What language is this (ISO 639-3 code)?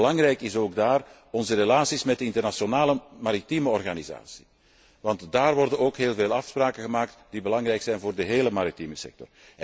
nld